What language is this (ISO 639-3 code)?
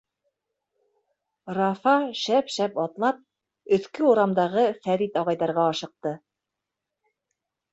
bak